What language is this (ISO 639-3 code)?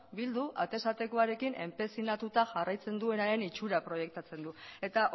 eus